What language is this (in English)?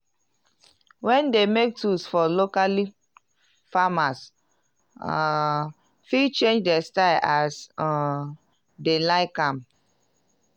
Nigerian Pidgin